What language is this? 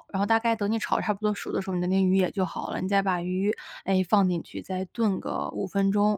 Chinese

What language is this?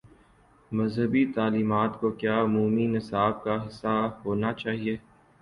Urdu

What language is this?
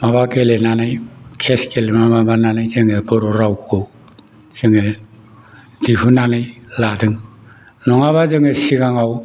Bodo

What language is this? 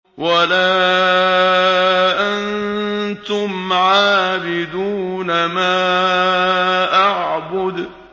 Arabic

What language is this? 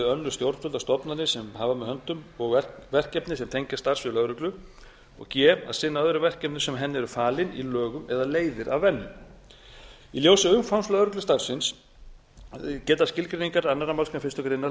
Icelandic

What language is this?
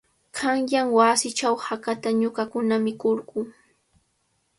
Cajatambo North Lima Quechua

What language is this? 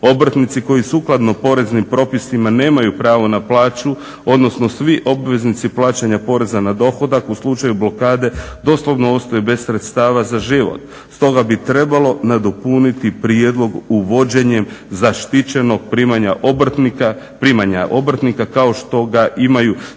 Croatian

